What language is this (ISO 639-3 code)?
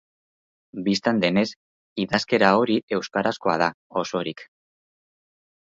eus